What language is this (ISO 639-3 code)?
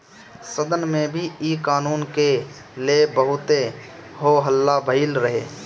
bho